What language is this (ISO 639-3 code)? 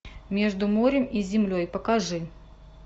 rus